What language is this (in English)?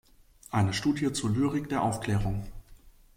German